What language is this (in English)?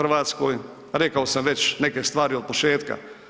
Croatian